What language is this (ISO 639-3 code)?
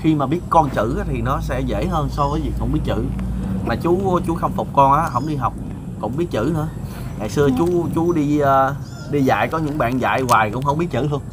vie